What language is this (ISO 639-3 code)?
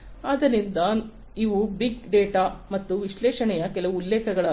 kan